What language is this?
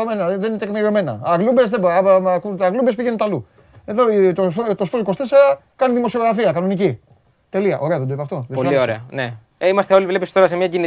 Greek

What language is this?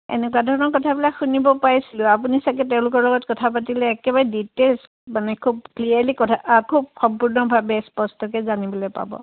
Assamese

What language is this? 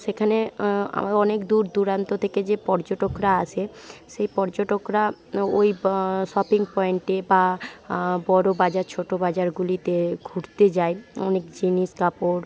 Bangla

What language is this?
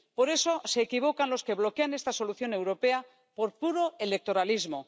Spanish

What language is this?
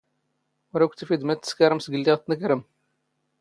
Standard Moroccan Tamazight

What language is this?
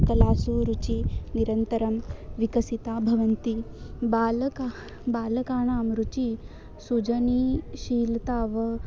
Sanskrit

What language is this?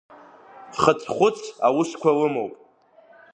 Abkhazian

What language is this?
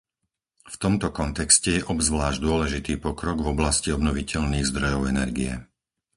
Slovak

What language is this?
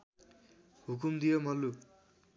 Nepali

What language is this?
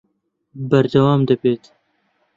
Central Kurdish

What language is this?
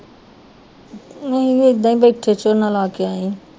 Punjabi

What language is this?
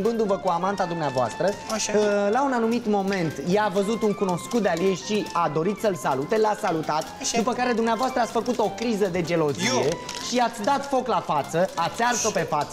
Romanian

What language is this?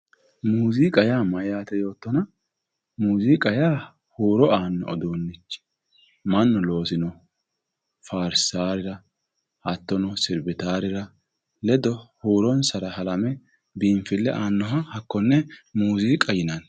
Sidamo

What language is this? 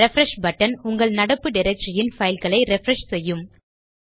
Tamil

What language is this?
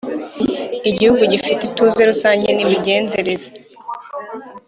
Kinyarwanda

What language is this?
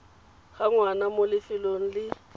Tswana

